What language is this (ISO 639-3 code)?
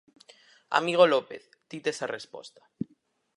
glg